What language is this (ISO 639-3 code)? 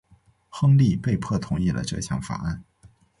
zho